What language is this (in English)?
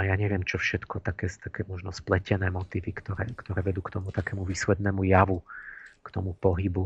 Slovak